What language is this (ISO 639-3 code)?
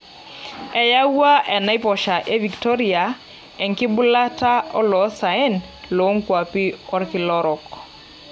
mas